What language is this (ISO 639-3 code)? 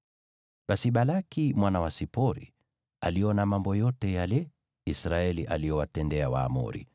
swa